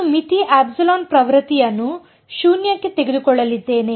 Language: Kannada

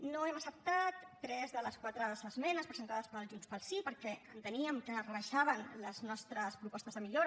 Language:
Catalan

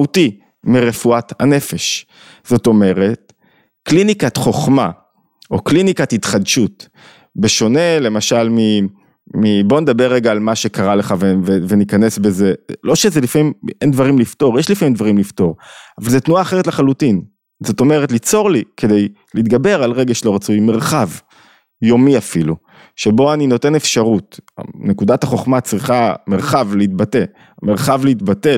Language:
Hebrew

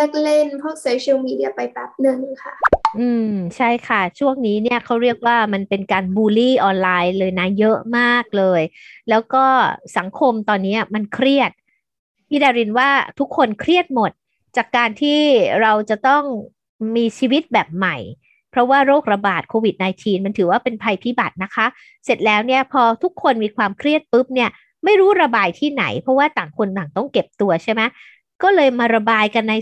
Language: Thai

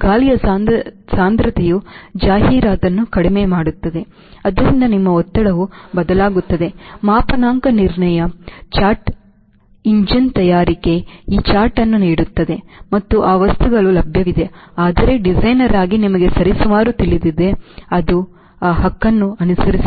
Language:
Kannada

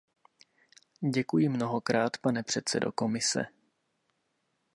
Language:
Czech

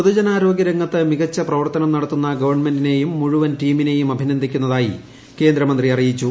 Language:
Malayalam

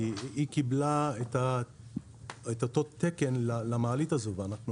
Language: Hebrew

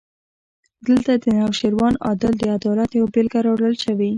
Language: Pashto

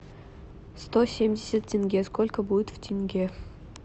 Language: Russian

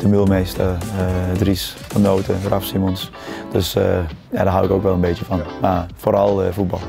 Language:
Dutch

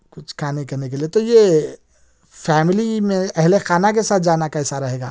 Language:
Urdu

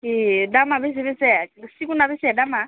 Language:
Bodo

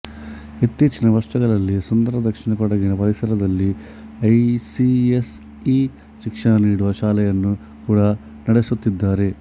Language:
Kannada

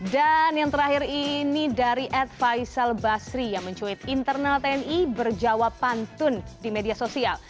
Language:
Indonesian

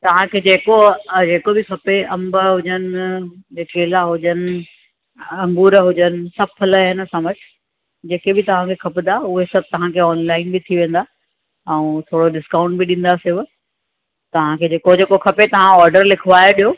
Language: Sindhi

